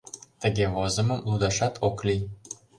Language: Mari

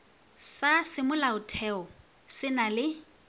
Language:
Northern Sotho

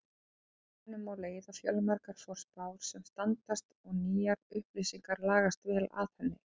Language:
Icelandic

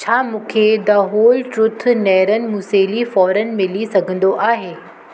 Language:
Sindhi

